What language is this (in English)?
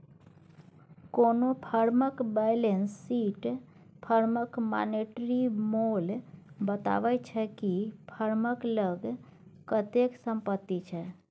Maithili